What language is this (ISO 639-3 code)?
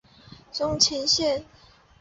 zho